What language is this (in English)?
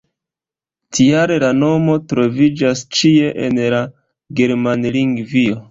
Esperanto